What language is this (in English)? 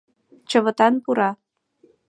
Mari